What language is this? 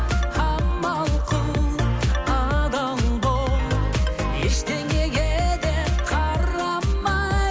Kazakh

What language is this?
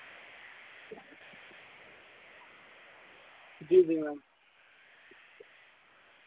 Dogri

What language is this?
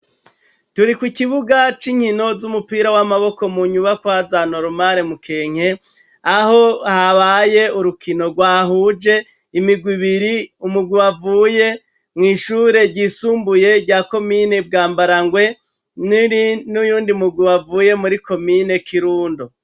Rundi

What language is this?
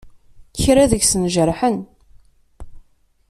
Kabyle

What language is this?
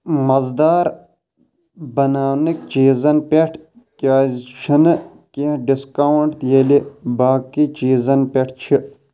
Kashmiri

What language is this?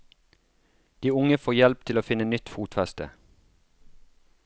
Norwegian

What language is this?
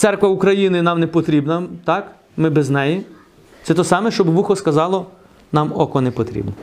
Ukrainian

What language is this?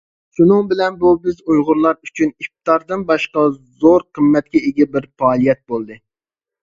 Uyghur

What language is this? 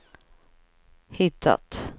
Swedish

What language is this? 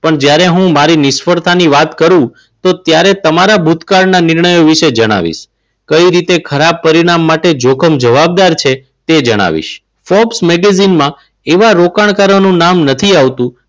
Gujarati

